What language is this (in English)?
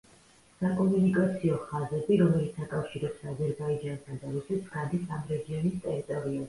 Georgian